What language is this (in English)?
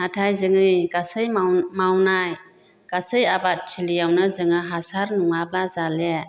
Bodo